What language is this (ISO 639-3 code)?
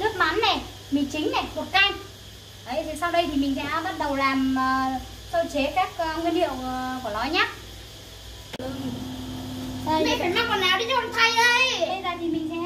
vie